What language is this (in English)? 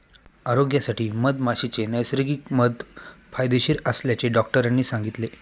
Marathi